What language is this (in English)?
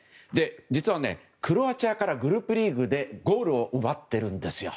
Japanese